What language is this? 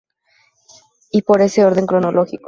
Spanish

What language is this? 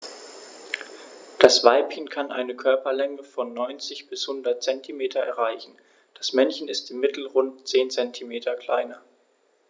German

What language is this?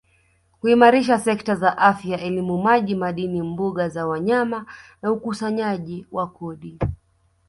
Swahili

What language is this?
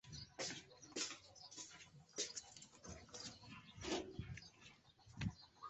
Chinese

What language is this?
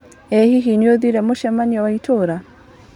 Kikuyu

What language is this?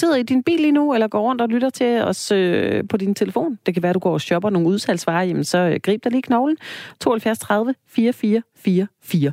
Danish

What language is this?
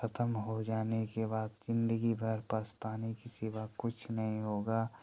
Hindi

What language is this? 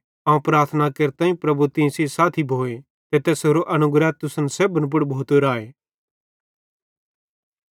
Bhadrawahi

